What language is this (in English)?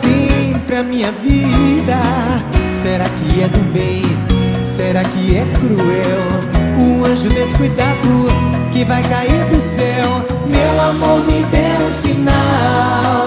Portuguese